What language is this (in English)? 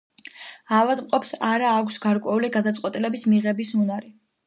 Georgian